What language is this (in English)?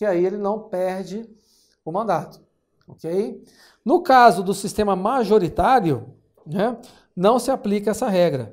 Portuguese